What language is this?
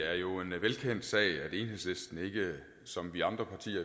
Danish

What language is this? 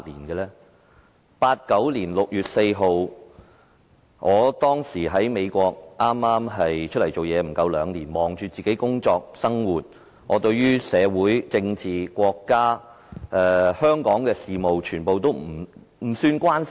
Cantonese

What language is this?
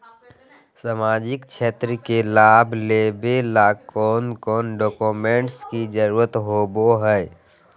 Magahi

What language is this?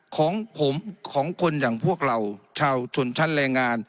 Thai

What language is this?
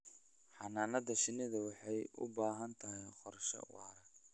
Somali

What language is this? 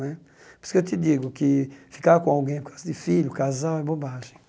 Portuguese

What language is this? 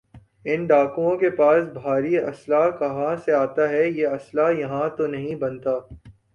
Urdu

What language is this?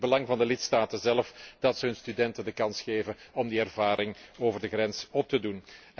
Dutch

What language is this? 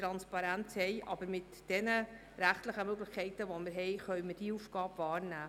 Swiss German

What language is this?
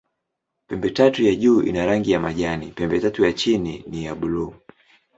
Swahili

